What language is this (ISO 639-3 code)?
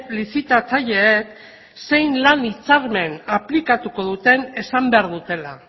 eus